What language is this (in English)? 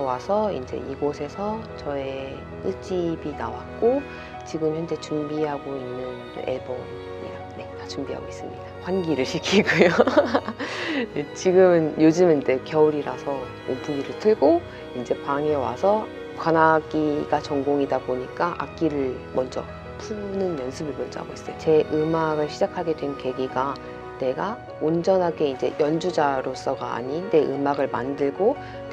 Korean